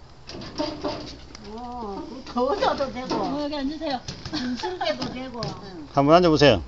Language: Korean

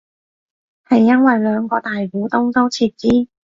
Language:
Cantonese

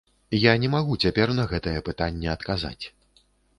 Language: Belarusian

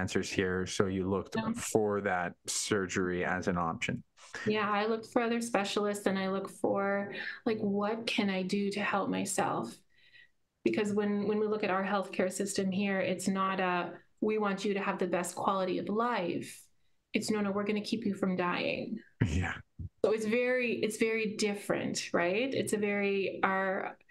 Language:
English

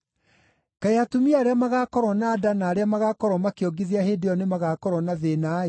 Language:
Kikuyu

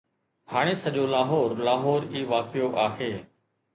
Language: Sindhi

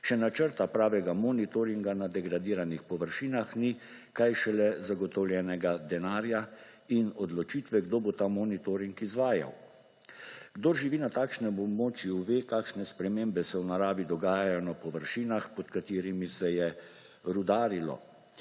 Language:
Slovenian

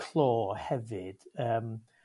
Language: Welsh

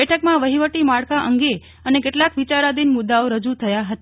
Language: Gujarati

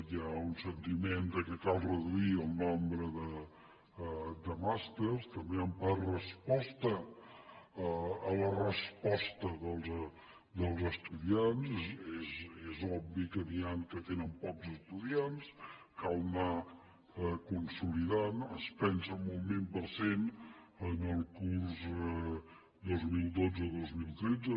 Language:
Catalan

